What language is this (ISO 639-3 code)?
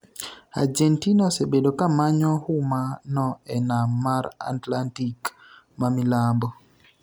luo